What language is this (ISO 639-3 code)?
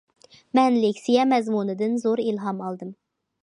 uig